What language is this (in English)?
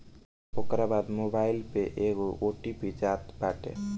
Bhojpuri